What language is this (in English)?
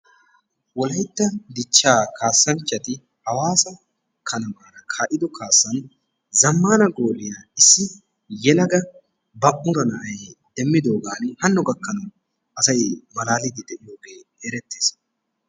Wolaytta